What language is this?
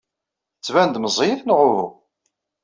Kabyle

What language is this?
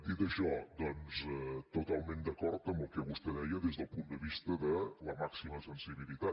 Catalan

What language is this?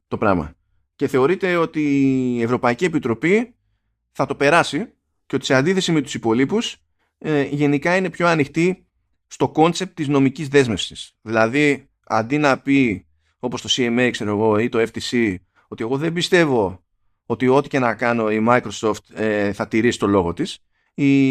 Greek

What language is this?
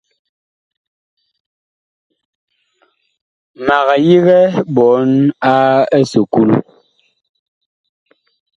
Bakoko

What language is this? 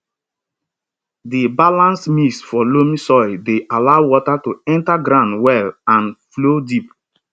Nigerian Pidgin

